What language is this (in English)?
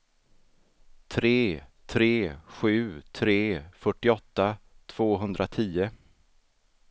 Swedish